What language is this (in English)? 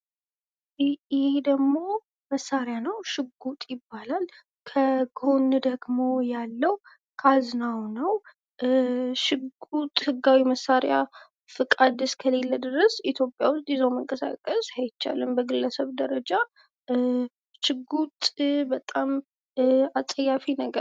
Amharic